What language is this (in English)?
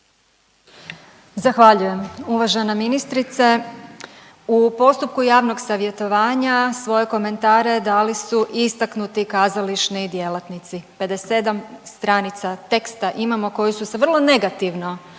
Croatian